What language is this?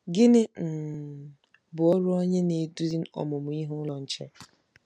Igbo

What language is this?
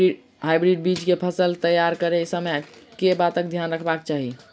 Maithili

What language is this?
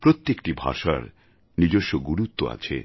Bangla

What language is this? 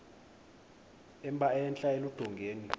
Xhosa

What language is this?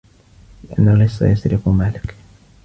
Arabic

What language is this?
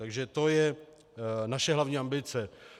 Czech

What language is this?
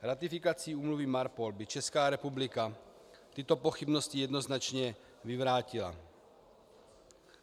Czech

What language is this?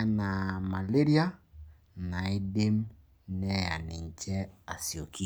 Masai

